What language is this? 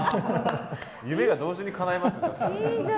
Japanese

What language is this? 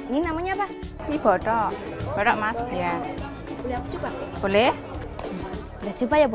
Indonesian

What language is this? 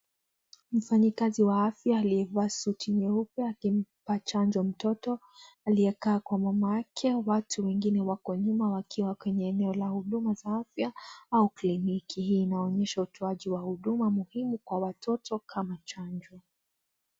Swahili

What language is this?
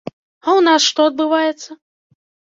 Belarusian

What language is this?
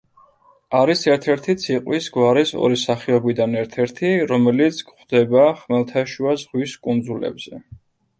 Georgian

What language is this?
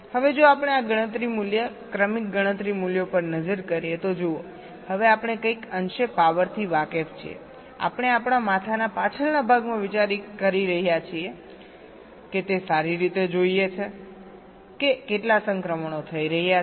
Gujarati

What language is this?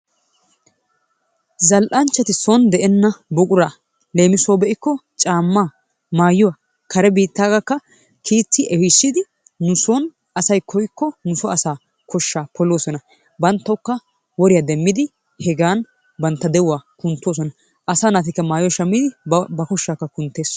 Wolaytta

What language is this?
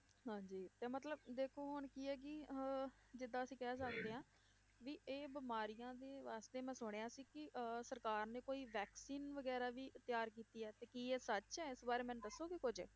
Punjabi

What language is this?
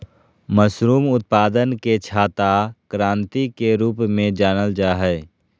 Magahi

